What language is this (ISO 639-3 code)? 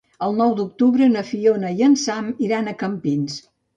cat